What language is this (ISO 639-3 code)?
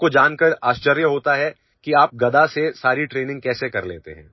hin